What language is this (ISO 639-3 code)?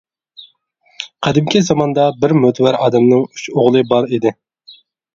uig